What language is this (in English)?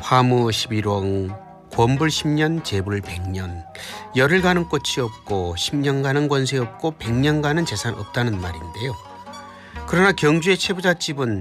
Korean